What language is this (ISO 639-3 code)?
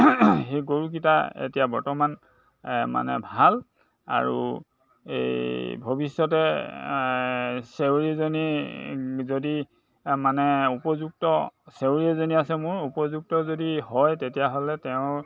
asm